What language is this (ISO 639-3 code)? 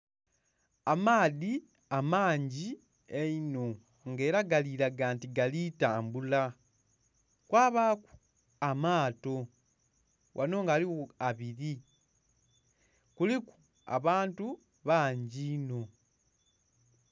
xog